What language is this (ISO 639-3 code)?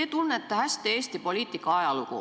est